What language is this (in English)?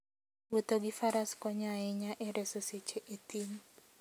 Luo (Kenya and Tanzania)